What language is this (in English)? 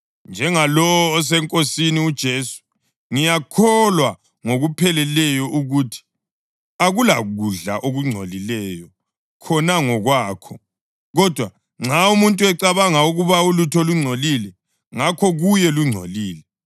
North Ndebele